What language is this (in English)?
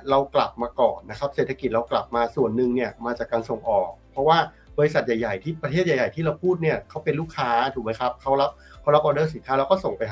Thai